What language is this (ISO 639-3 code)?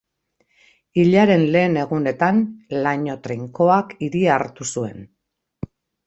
eus